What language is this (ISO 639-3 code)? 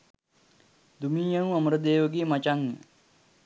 sin